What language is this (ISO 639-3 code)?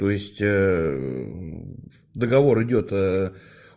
rus